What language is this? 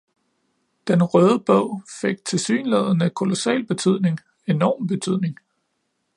Danish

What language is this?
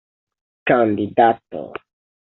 Esperanto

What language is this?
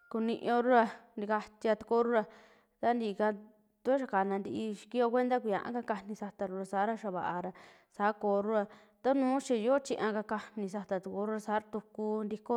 Western Juxtlahuaca Mixtec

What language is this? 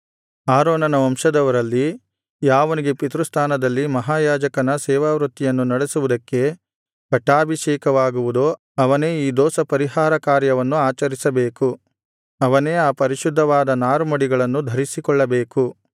Kannada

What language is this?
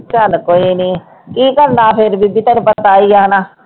Punjabi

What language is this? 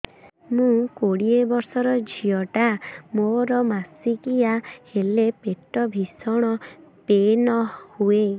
Odia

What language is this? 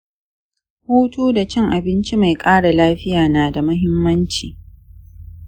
Hausa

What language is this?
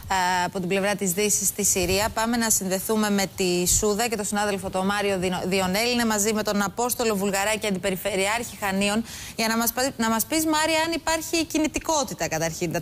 Greek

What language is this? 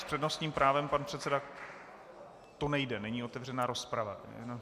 Czech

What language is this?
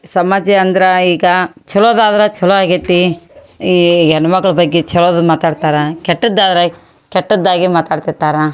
Kannada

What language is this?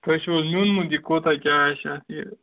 Kashmiri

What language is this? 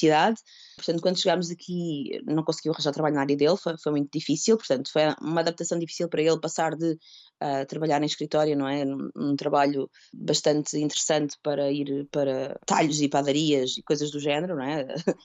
Portuguese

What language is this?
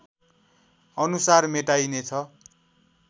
Nepali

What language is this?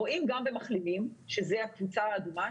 Hebrew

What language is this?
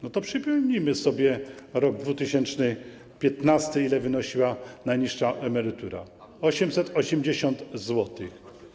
Polish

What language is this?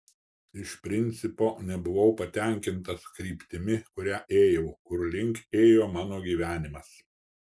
Lithuanian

